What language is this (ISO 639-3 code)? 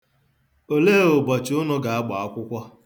ibo